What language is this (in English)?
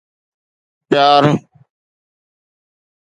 Sindhi